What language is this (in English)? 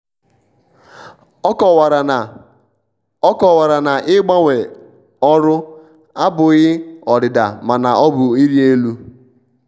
Igbo